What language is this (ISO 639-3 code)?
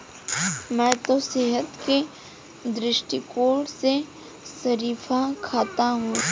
hin